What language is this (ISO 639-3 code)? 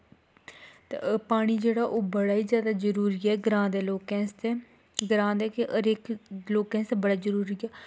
doi